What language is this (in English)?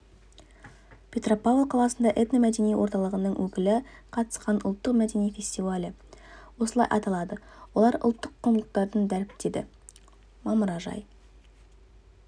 Kazakh